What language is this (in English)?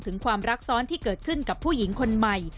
Thai